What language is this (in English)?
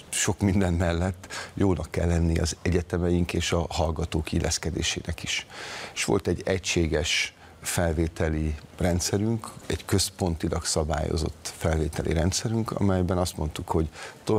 Hungarian